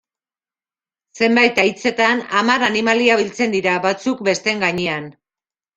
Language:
Basque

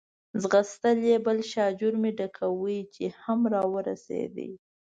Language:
Pashto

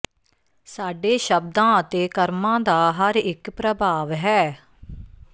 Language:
Punjabi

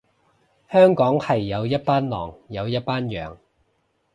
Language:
Cantonese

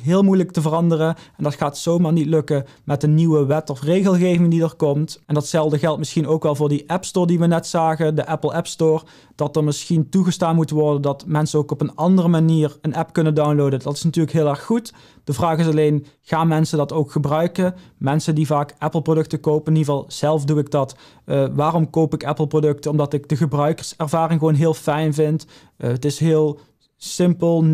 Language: Dutch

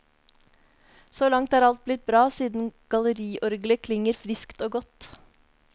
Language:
Norwegian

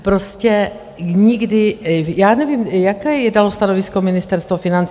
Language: Czech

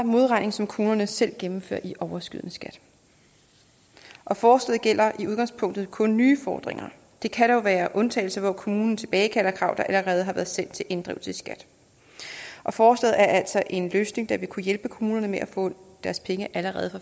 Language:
Danish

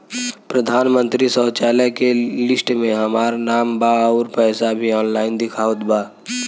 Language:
Bhojpuri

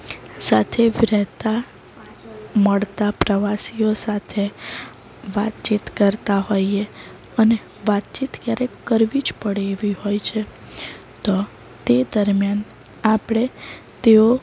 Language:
Gujarati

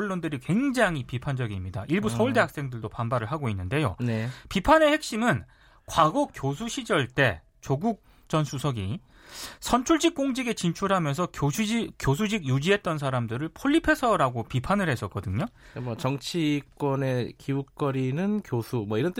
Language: Korean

